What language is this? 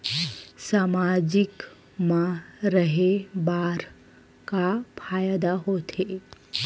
Chhattisgarhi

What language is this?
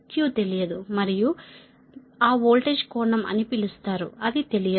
Telugu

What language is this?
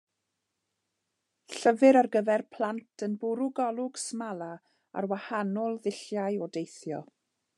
Welsh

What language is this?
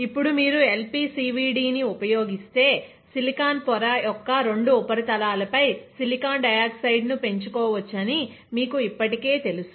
Telugu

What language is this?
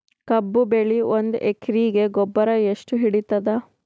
Kannada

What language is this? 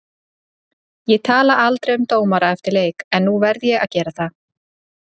Icelandic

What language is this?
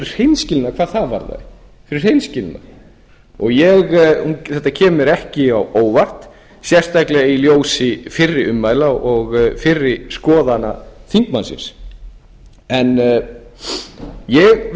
Icelandic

